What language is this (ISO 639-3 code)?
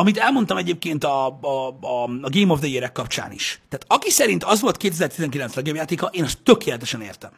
hun